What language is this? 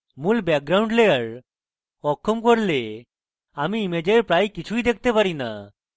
Bangla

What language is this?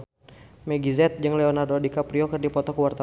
Sundanese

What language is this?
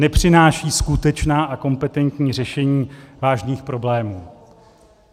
Czech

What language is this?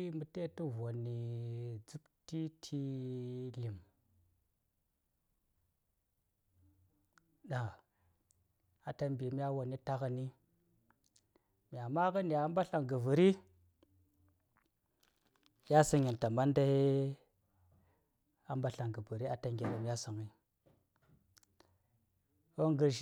Saya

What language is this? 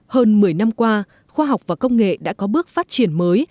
Vietnamese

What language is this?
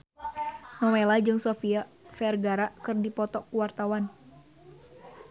Sundanese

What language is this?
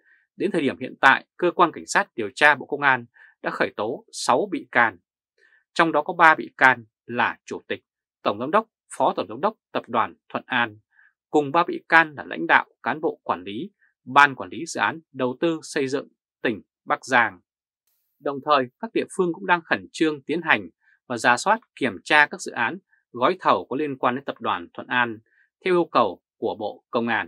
Vietnamese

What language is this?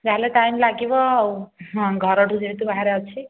Odia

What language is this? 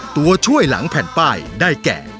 Thai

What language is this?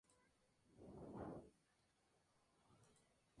Spanish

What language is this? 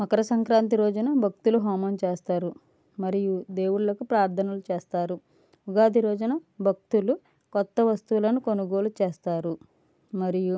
Telugu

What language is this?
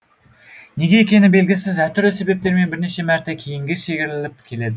Kazakh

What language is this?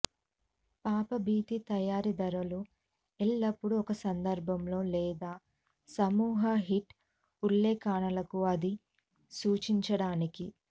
Telugu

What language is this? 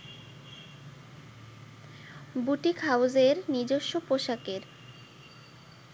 Bangla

